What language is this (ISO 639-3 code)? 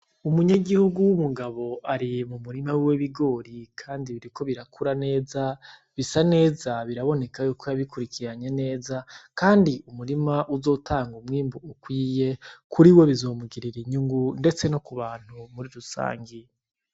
run